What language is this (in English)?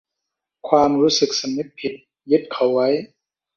Thai